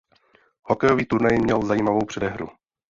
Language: Czech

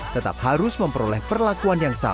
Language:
Indonesian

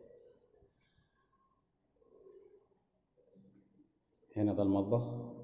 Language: Arabic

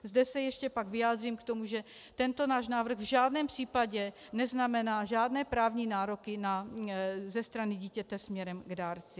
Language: Czech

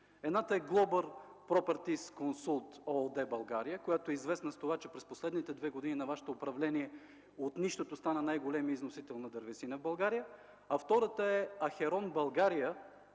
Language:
Bulgarian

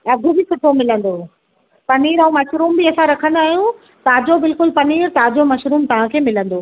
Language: Sindhi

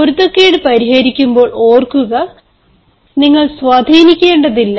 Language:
Malayalam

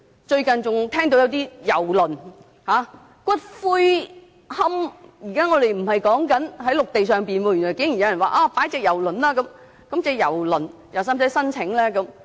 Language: Cantonese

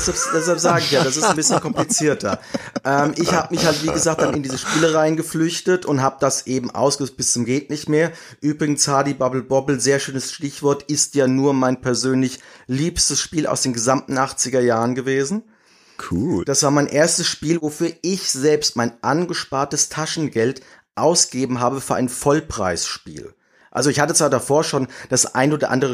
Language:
German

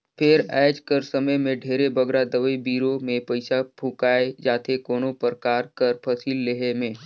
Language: Chhattisgarhi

